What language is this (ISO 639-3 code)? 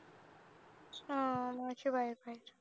mar